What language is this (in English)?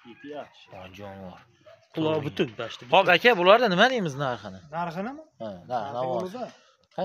Turkish